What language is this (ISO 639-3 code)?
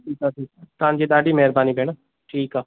snd